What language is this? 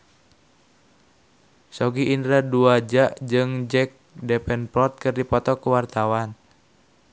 Sundanese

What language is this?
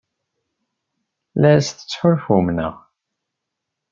Kabyle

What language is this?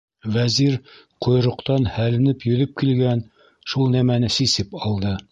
Bashkir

